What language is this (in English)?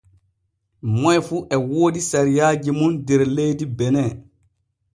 Borgu Fulfulde